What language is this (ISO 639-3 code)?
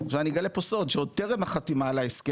heb